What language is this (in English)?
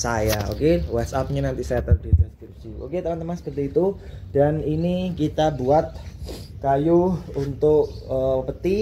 Indonesian